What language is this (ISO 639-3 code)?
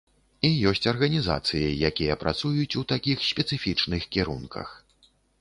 bel